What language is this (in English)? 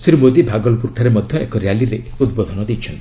Odia